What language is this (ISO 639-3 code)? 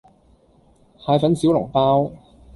yue